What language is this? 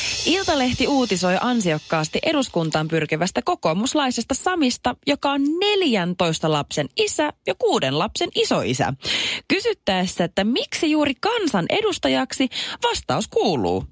Finnish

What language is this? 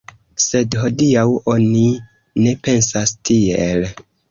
Esperanto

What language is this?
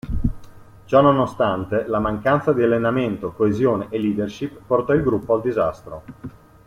Italian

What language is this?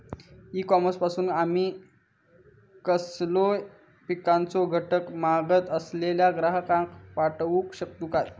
Marathi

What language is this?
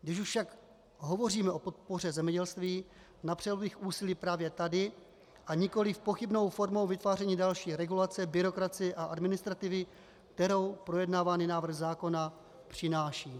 Czech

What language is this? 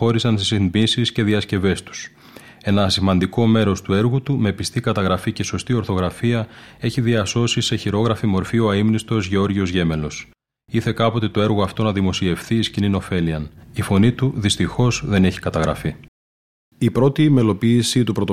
Greek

